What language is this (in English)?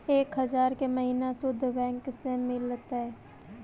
Magahi